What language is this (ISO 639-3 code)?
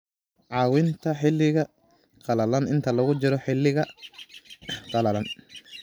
som